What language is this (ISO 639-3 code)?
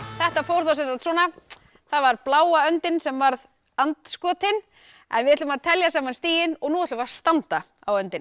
isl